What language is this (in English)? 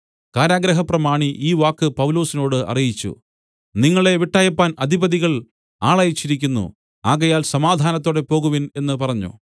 Malayalam